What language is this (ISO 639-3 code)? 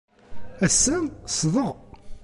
kab